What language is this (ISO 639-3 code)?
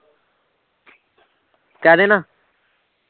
pan